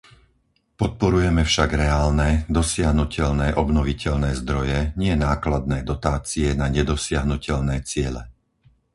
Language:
Slovak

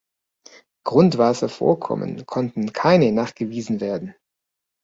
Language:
German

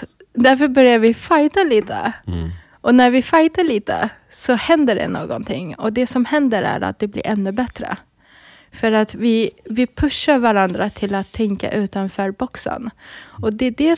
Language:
Swedish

